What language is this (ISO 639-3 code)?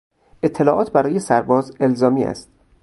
fas